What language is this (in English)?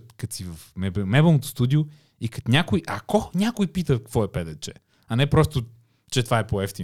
Bulgarian